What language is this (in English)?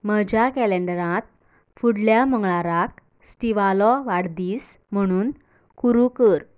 Konkani